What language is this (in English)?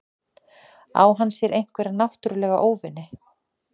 Icelandic